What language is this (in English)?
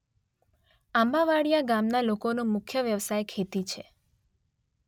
Gujarati